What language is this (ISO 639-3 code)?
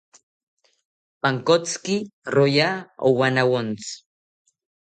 cpy